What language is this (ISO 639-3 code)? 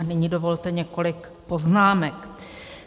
ces